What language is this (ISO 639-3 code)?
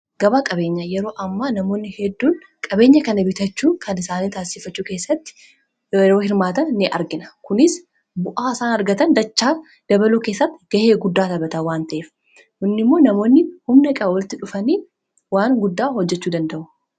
orm